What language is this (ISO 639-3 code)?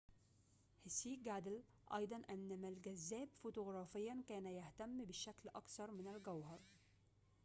ara